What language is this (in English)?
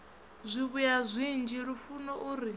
Venda